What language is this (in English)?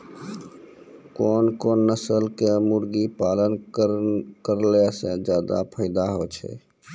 Maithili